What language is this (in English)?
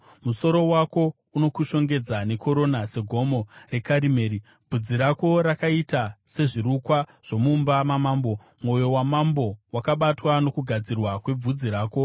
Shona